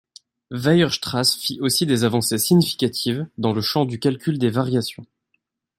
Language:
French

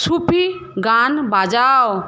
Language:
Bangla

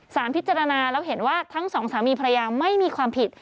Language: Thai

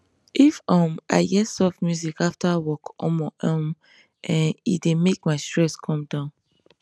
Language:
Nigerian Pidgin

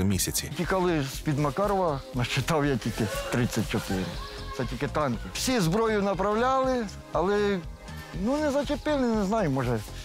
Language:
Ukrainian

